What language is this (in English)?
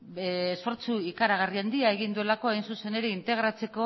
Basque